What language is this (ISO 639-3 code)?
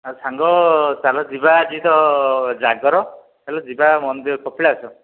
ori